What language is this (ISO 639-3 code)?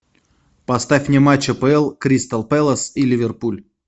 rus